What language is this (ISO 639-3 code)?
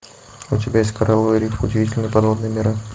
rus